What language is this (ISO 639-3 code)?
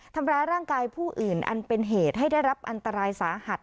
tha